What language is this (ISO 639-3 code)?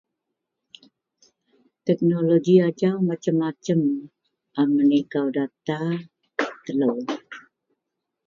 mel